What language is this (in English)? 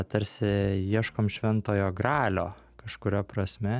Lithuanian